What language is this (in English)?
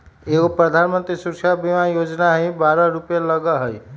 Magahi